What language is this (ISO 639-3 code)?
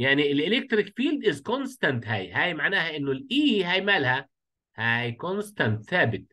ara